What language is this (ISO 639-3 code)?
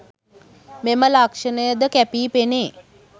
sin